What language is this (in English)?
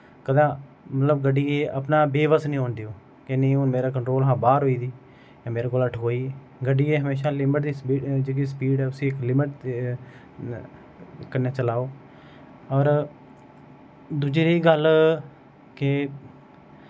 Dogri